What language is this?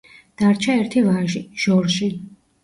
Georgian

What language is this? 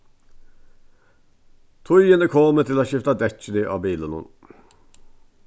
Faroese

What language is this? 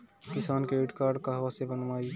Bhojpuri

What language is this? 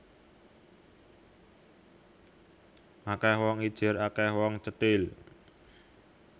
Javanese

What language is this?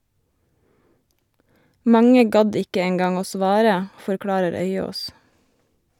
Norwegian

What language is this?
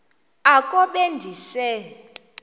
Xhosa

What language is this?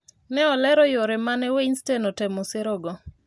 Luo (Kenya and Tanzania)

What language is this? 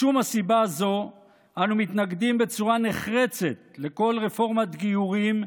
Hebrew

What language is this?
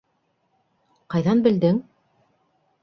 Bashkir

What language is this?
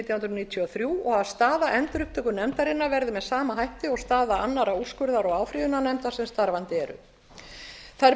Icelandic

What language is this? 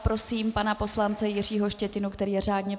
Czech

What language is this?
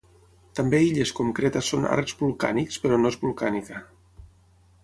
Catalan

